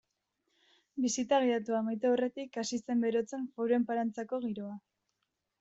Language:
Basque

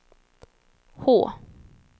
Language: Swedish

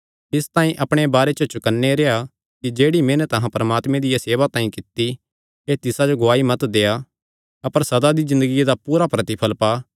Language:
Kangri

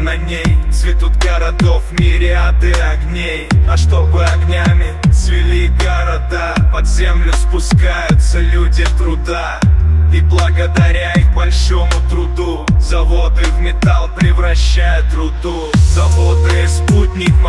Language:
Russian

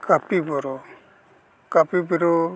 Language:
Santali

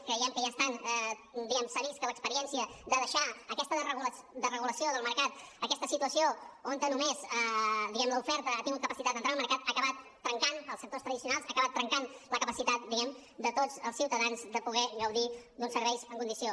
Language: Catalan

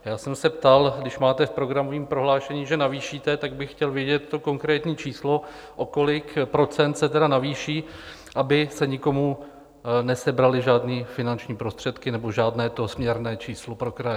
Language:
Czech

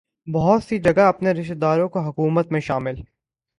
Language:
Urdu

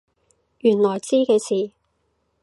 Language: Cantonese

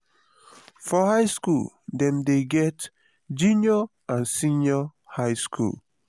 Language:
Nigerian Pidgin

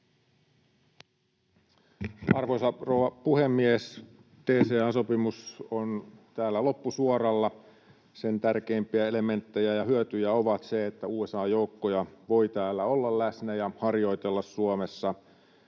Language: Finnish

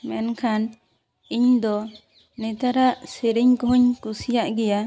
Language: Santali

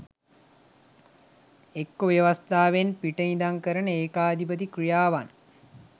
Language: Sinhala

